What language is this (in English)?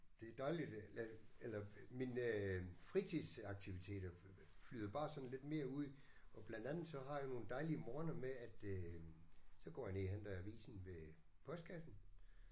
Danish